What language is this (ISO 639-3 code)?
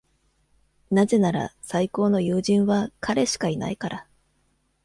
jpn